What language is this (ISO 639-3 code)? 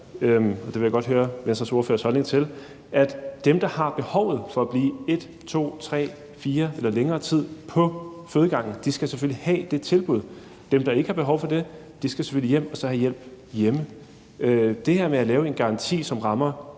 dan